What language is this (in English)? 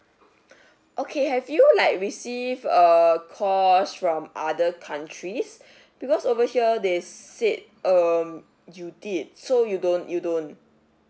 English